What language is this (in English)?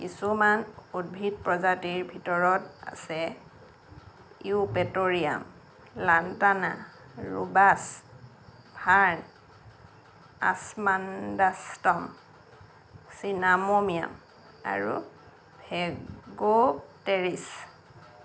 Assamese